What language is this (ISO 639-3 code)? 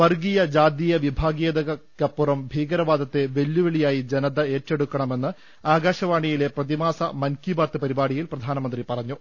mal